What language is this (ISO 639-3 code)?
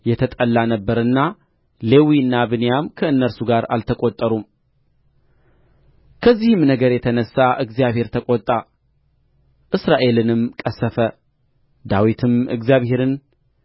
amh